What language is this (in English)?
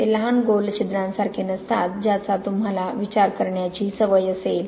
Marathi